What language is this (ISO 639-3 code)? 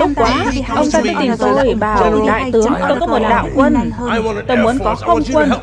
vie